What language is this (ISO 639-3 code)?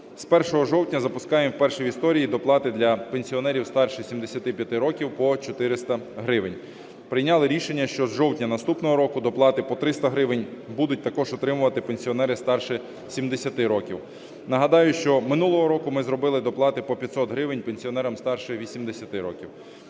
ukr